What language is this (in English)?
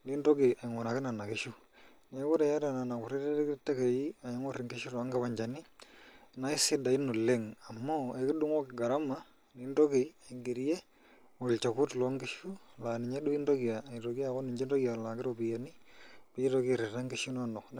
Masai